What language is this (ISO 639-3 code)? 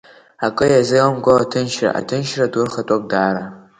abk